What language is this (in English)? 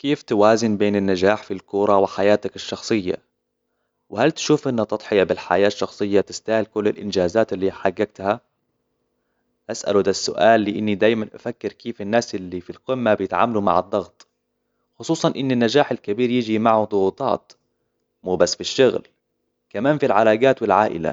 Hijazi Arabic